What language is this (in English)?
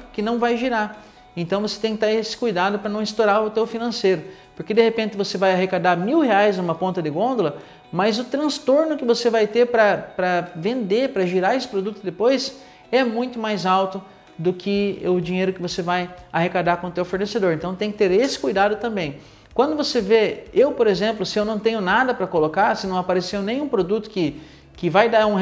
Portuguese